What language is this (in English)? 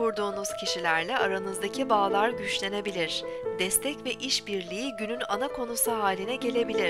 Turkish